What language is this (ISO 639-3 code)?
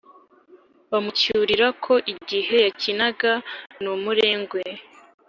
kin